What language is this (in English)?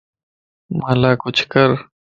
Lasi